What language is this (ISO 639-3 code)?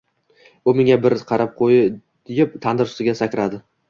uzb